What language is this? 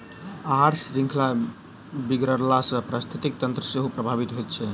Maithili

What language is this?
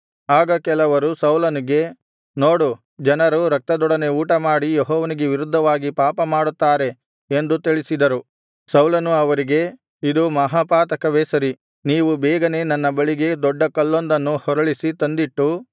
Kannada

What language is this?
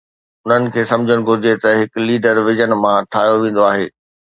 Sindhi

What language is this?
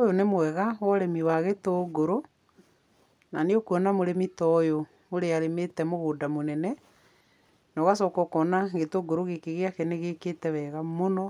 Kikuyu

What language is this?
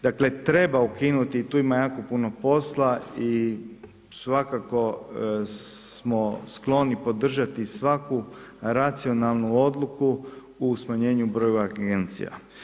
Croatian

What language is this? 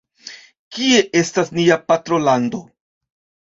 Esperanto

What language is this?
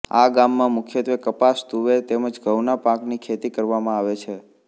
Gujarati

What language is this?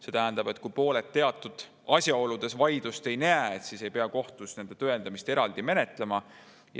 Estonian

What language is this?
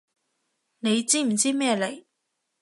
Cantonese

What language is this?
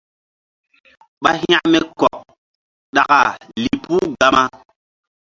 Mbum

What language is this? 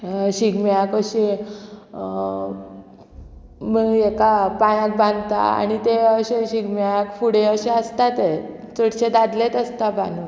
Konkani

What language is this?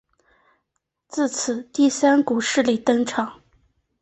Chinese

